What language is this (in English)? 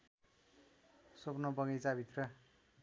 Nepali